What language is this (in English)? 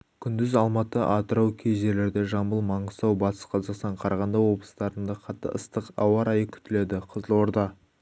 Kazakh